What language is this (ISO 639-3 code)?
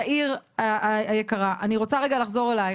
heb